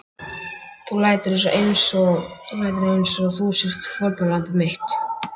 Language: Icelandic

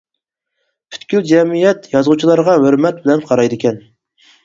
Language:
Uyghur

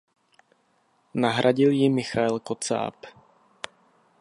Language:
Czech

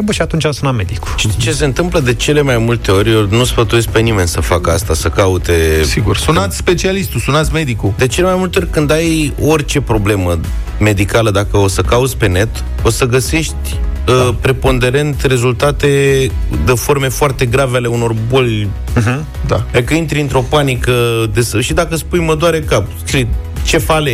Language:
Romanian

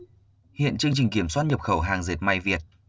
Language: Vietnamese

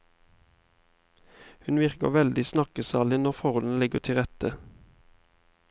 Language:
Norwegian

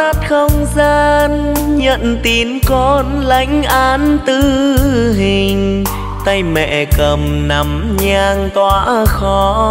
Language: Vietnamese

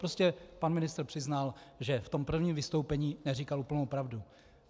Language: Czech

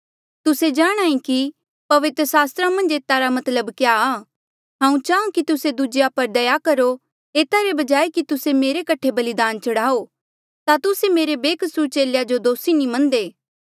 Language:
Mandeali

